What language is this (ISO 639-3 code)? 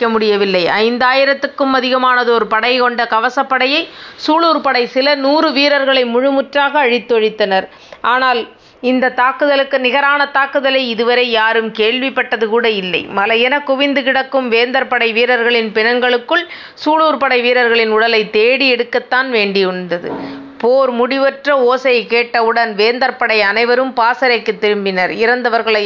tam